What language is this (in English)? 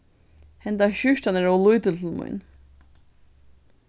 Faroese